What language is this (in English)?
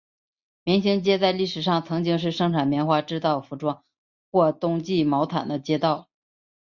Chinese